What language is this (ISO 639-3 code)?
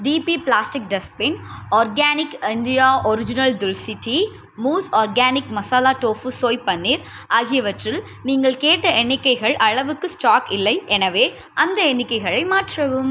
tam